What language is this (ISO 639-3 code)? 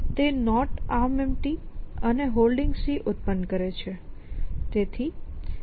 guj